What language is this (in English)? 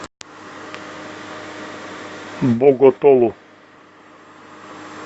Russian